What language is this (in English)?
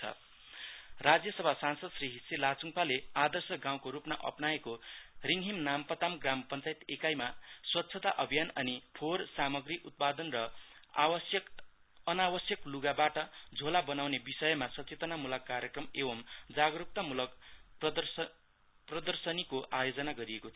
Nepali